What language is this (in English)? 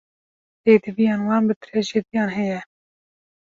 Kurdish